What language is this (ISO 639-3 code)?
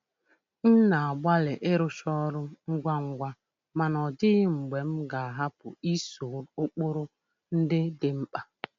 ibo